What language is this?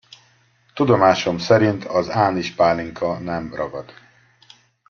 Hungarian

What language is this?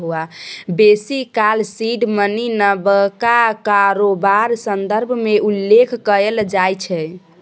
Maithili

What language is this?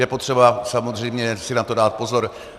Czech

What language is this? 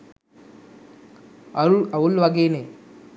Sinhala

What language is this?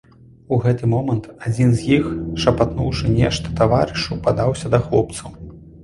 Belarusian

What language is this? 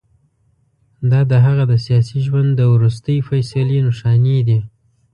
Pashto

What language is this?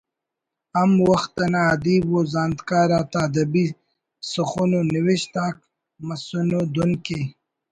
Brahui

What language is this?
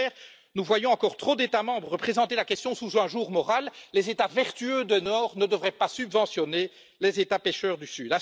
French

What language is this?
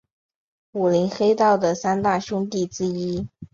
Chinese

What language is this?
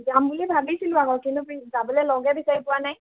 Assamese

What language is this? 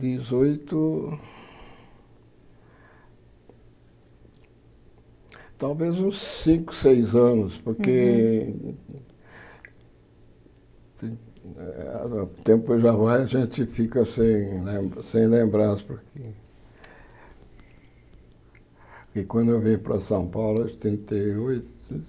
Portuguese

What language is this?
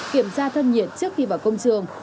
Vietnamese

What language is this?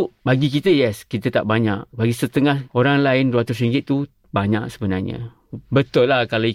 Malay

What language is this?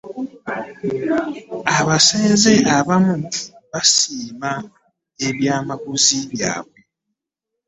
Ganda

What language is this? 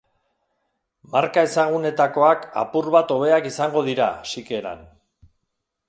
Basque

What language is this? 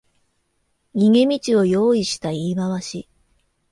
Japanese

